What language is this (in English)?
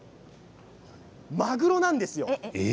Japanese